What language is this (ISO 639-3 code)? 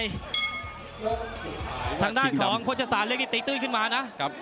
tha